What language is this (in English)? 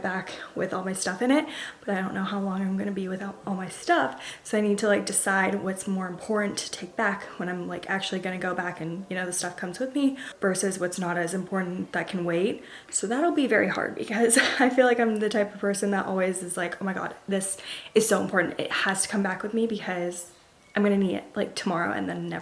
English